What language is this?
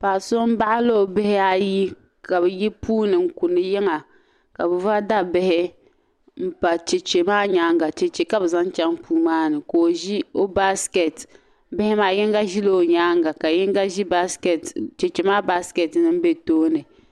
Dagbani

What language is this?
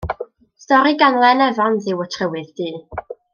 Welsh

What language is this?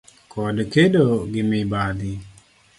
Luo (Kenya and Tanzania)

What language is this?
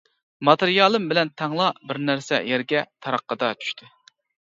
Uyghur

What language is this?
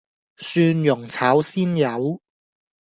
Cantonese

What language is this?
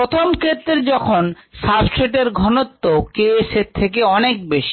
Bangla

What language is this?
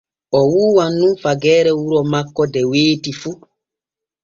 Borgu Fulfulde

